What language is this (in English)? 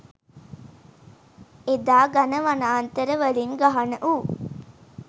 Sinhala